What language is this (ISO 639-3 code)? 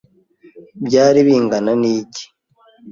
kin